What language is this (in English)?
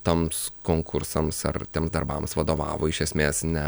Lithuanian